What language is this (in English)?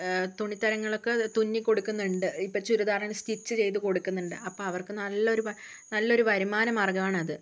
Malayalam